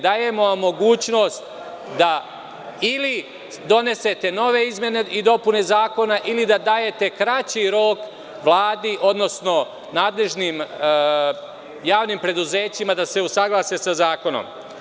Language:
Serbian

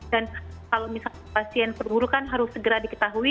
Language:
Indonesian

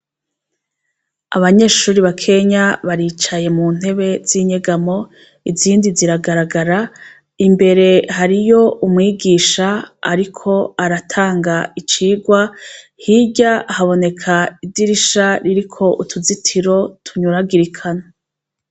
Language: Rundi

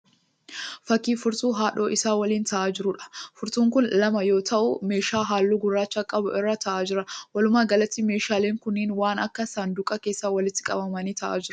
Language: Oromo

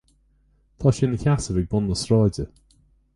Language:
Irish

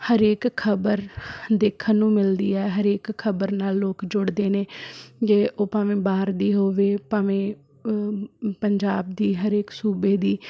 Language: Punjabi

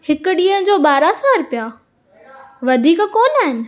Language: Sindhi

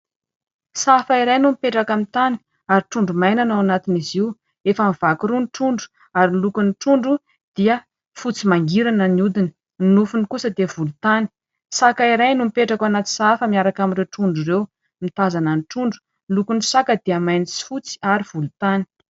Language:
Malagasy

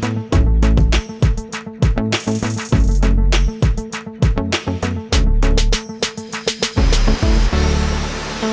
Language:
Indonesian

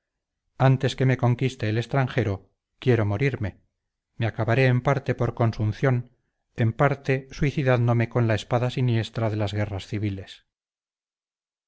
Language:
Spanish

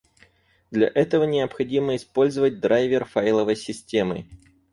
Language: Russian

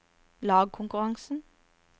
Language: Norwegian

